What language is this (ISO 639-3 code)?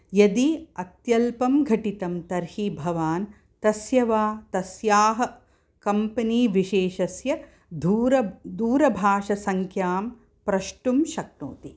san